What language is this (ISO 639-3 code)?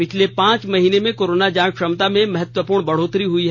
hin